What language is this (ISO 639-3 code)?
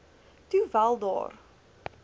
afr